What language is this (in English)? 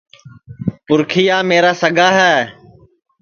Sansi